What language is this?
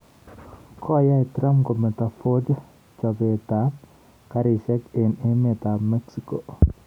Kalenjin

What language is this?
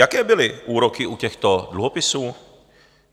Czech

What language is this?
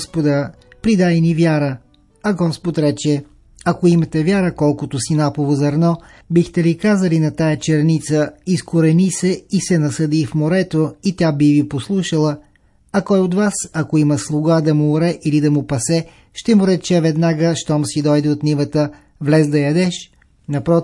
Bulgarian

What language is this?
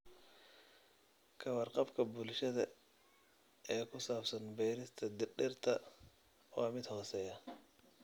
Somali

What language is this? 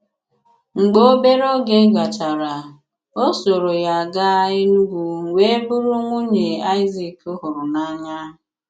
Igbo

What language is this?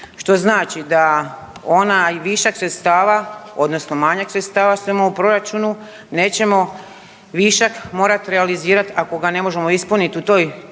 Croatian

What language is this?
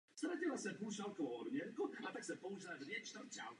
Czech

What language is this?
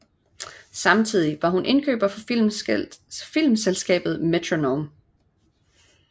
Danish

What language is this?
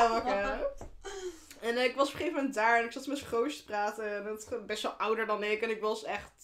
Dutch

